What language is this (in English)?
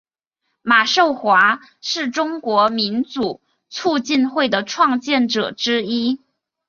Chinese